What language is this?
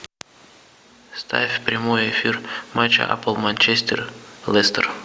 Russian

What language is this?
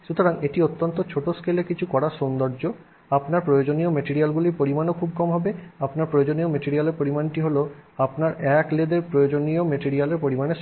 Bangla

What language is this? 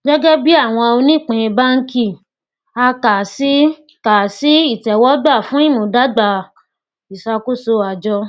Yoruba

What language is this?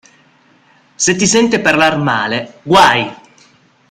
Italian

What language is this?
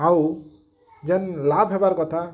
Odia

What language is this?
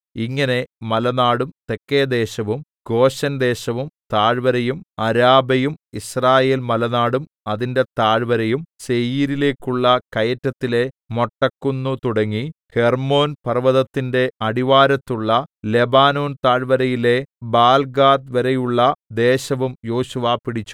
Malayalam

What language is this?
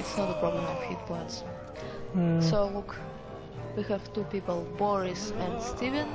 English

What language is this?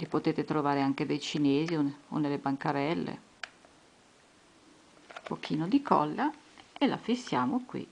Italian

